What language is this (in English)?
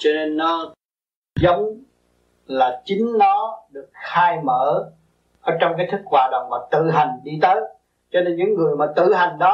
Vietnamese